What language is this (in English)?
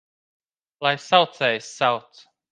Latvian